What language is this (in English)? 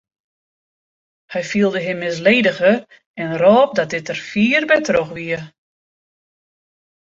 Western Frisian